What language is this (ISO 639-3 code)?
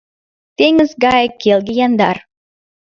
chm